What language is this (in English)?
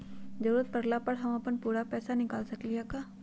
Magahi